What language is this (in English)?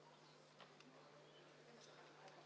Estonian